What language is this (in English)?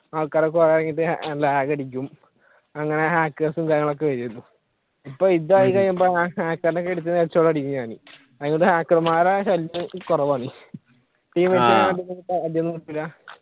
Malayalam